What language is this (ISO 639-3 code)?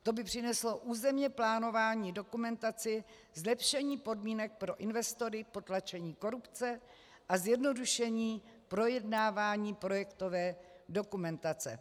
ces